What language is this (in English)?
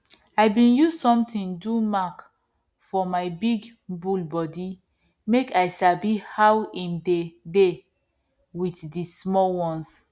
Nigerian Pidgin